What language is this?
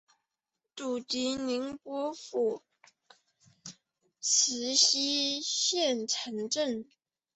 Chinese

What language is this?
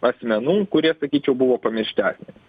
Lithuanian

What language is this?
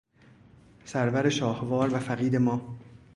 Persian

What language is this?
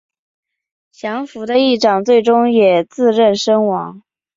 Chinese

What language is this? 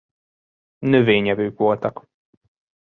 Hungarian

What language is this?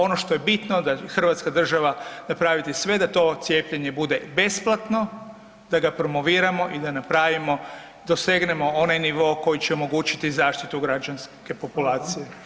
Croatian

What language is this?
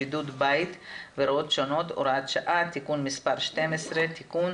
Hebrew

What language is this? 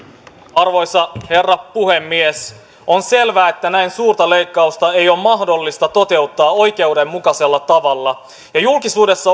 Finnish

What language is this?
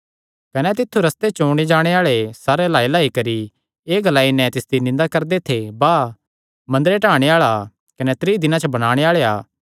Kangri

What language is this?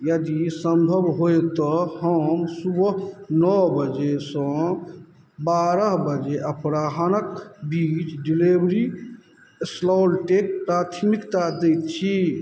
Maithili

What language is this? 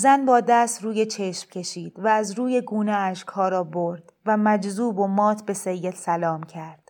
Persian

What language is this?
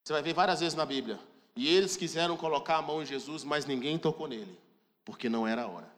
Portuguese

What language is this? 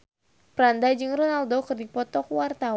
Sundanese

